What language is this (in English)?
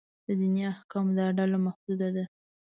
Pashto